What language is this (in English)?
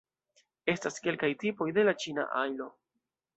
Esperanto